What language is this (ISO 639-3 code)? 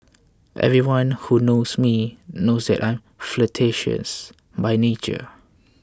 eng